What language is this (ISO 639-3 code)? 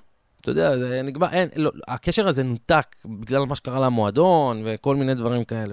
heb